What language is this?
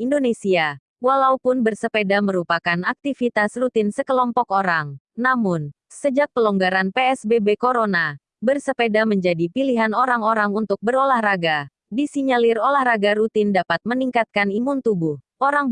Indonesian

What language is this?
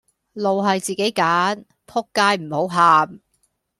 Cantonese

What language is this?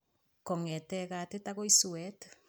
Kalenjin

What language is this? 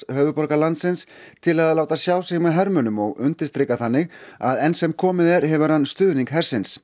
Icelandic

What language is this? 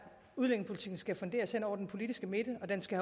Danish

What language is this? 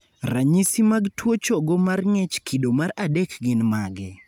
Luo (Kenya and Tanzania)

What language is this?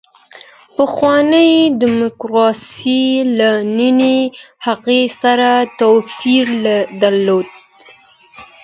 Pashto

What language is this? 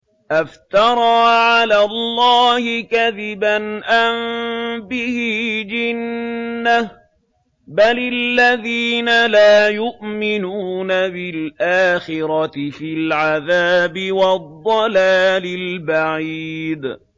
Arabic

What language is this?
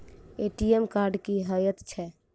Maithili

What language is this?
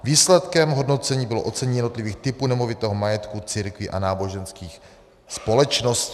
Czech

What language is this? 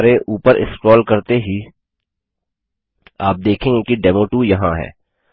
Hindi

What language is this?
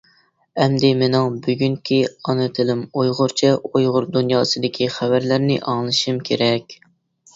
Uyghur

